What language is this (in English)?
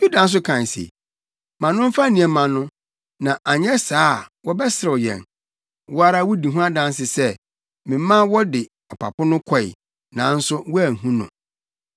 Akan